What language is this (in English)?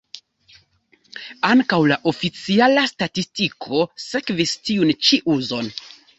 Esperanto